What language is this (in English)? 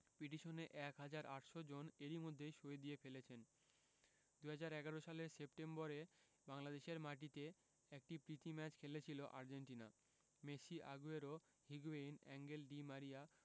Bangla